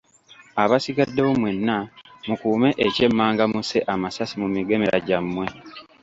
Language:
Ganda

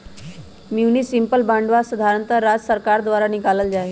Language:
Magahi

